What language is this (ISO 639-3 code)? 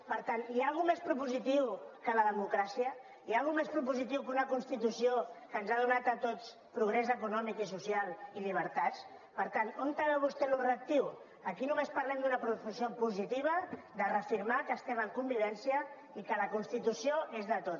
cat